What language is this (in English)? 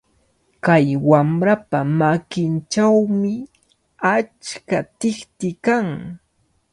Cajatambo North Lima Quechua